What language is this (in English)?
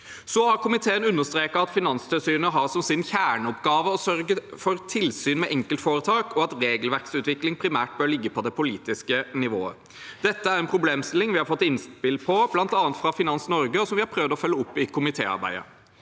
Norwegian